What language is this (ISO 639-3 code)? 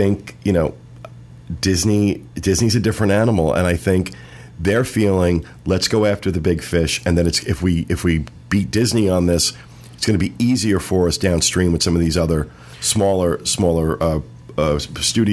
eng